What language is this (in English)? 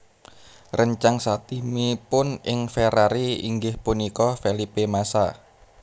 Javanese